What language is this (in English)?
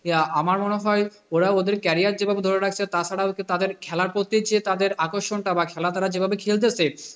Bangla